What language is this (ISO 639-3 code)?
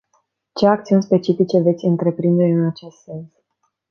ron